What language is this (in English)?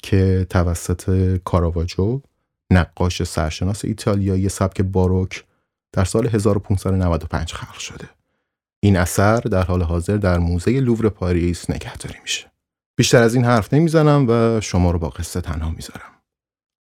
Persian